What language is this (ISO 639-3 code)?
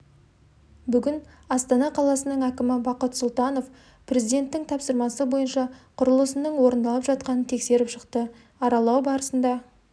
kaz